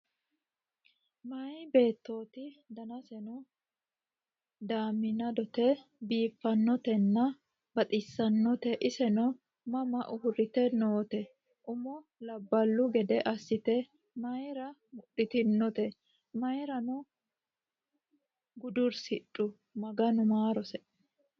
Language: Sidamo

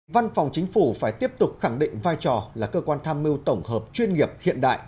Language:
Vietnamese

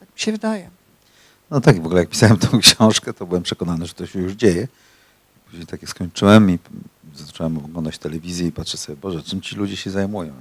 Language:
Polish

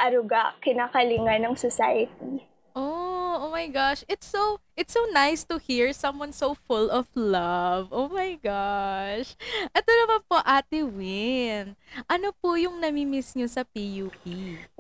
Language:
Filipino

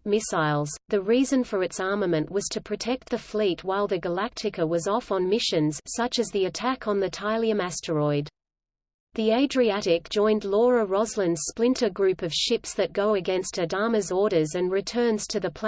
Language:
English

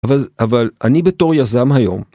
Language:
Hebrew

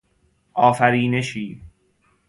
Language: Persian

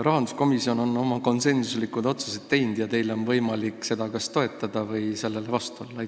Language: Estonian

